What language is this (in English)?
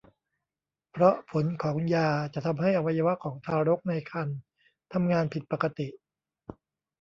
Thai